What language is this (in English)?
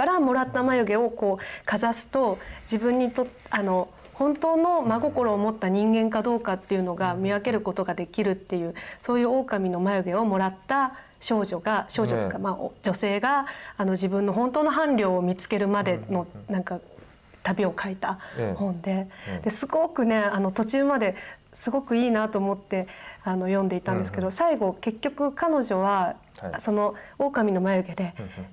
Japanese